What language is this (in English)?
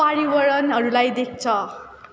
Nepali